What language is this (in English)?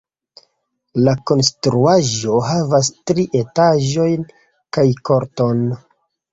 Esperanto